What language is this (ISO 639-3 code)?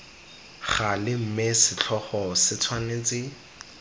tsn